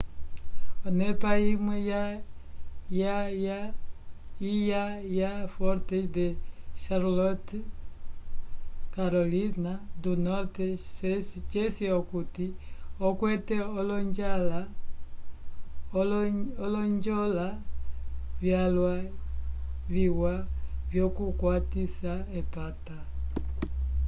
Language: Umbundu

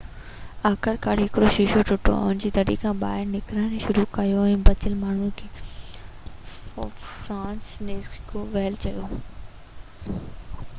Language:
Sindhi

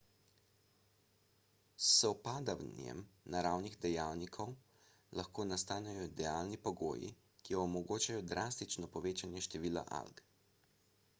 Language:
Slovenian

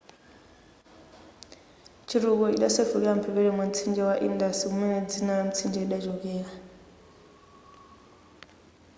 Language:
Nyanja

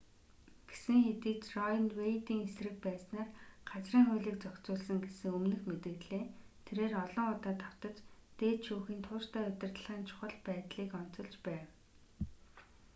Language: Mongolian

